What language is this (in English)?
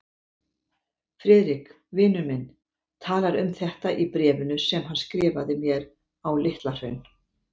Icelandic